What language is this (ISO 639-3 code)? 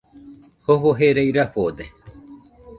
hux